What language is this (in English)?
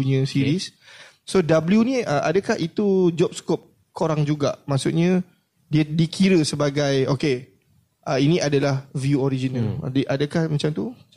Malay